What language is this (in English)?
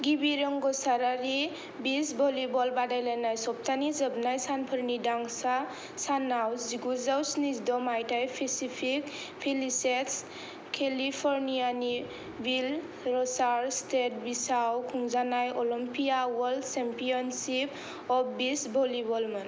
Bodo